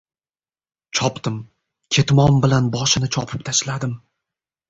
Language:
Uzbek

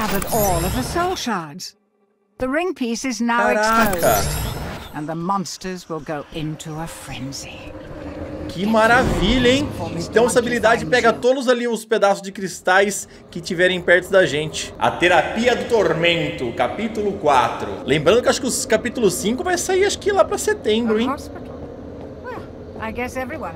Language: Portuguese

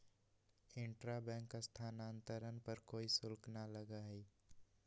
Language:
Magahi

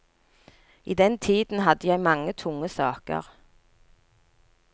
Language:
Norwegian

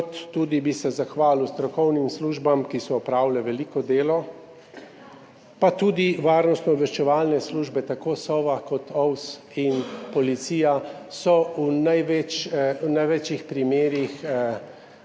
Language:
Slovenian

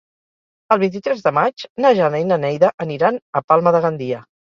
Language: Catalan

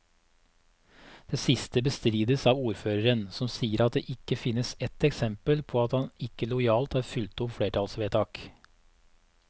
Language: Norwegian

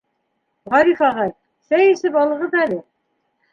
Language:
Bashkir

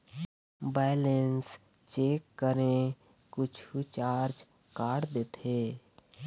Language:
Chhattisgarhi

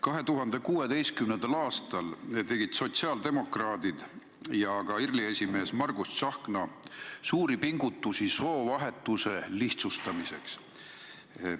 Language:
Estonian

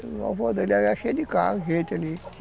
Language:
Portuguese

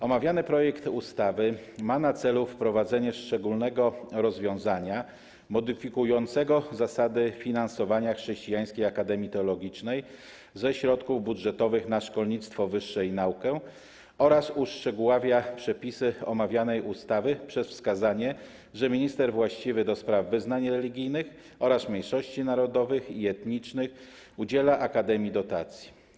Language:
Polish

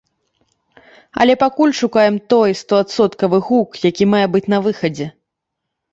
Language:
Belarusian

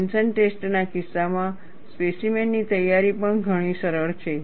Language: Gujarati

